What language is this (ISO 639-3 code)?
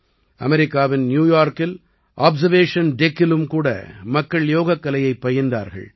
tam